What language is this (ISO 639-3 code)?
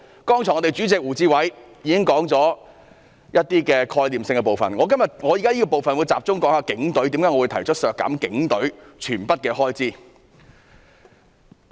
yue